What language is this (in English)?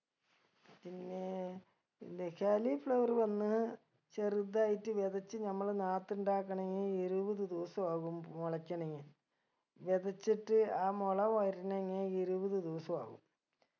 Malayalam